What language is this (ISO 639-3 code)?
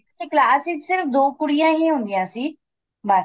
pan